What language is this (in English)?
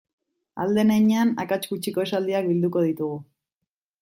Basque